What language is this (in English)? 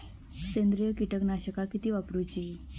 Marathi